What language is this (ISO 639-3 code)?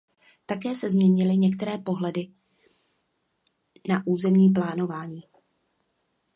ces